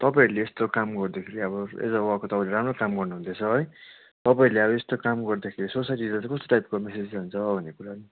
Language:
Nepali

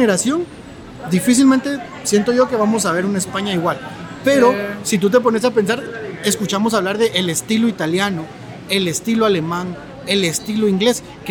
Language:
Spanish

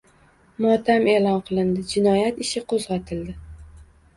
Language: Uzbek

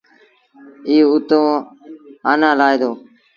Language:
Sindhi Bhil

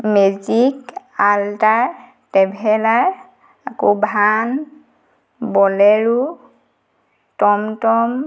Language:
Assamese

